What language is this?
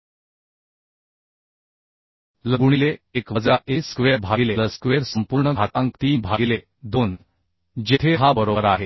Marathi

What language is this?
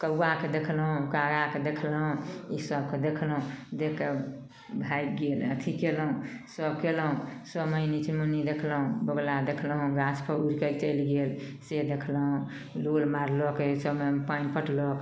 Maithili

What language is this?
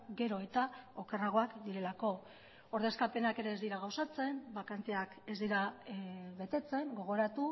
Basque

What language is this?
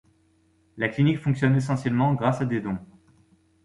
French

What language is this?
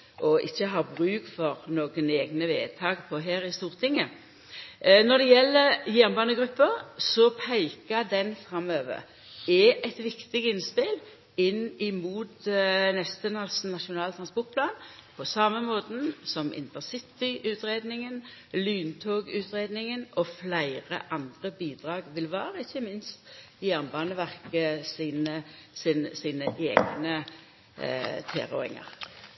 Norwegian Nynorsk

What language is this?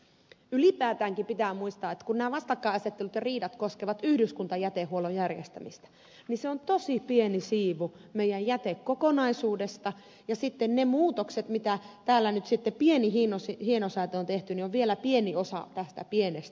Finnish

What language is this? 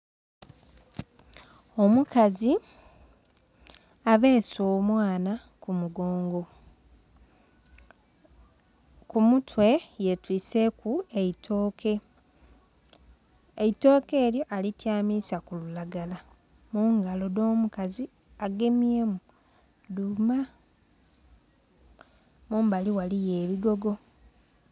Soga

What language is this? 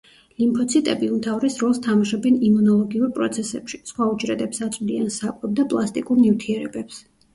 Georgian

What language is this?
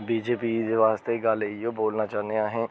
Dogri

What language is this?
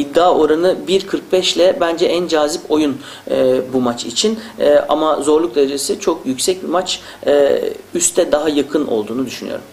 Turkish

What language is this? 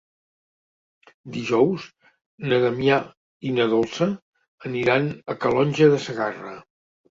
Catalan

